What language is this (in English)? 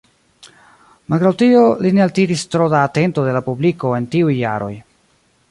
Esperanto